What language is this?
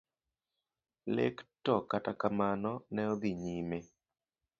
Luo (Kenya and Tanzania)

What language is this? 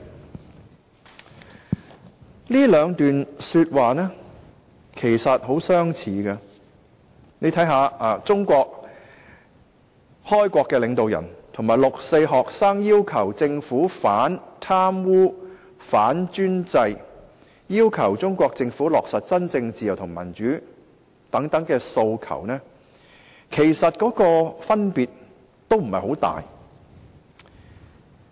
Cantonese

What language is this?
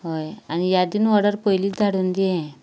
Konkani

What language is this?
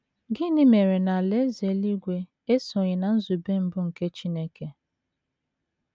Igbo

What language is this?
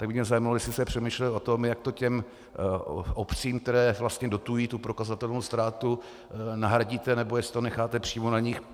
Czech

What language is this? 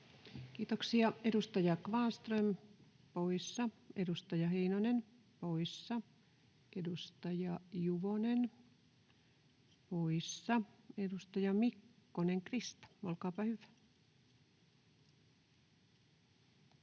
Finnish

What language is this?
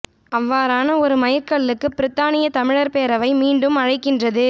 Tamil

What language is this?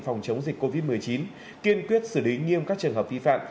Vietnamese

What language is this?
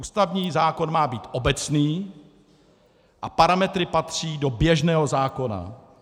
Czech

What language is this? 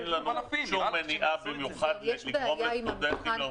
Hebrew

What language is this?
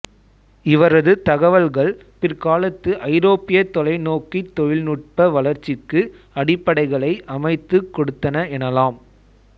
Tamil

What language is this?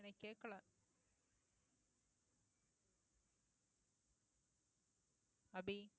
Tamil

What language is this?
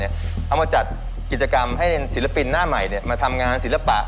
Thai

